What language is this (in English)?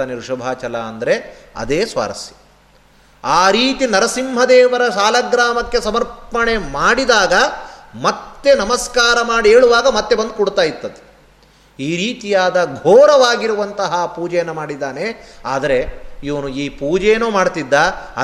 Kannada